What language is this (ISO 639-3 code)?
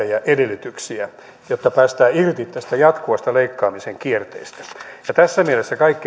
fin